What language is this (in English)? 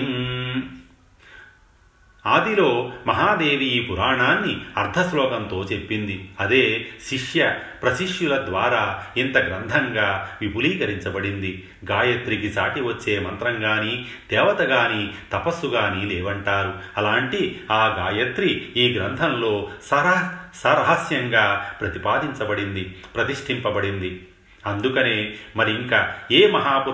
Telugu